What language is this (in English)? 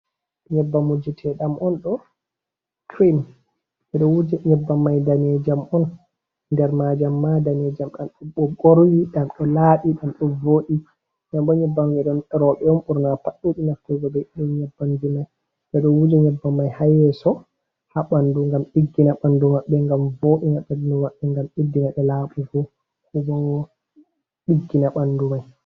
Fula